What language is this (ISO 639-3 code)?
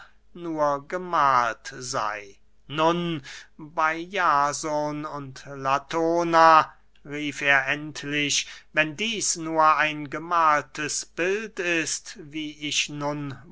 deu